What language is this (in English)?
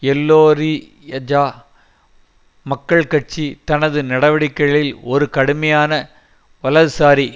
Tamil